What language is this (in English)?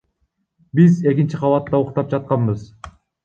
Kyrgyz